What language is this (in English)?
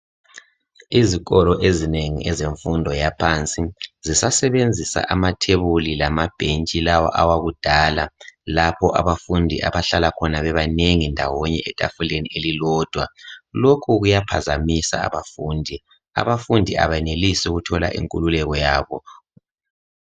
North Ndebele